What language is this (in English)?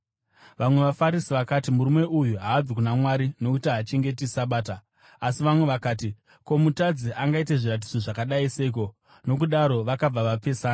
Shona